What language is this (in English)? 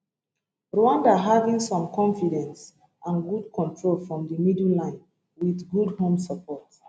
Nigerian Pidgin